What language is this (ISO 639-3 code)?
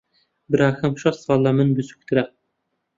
ckb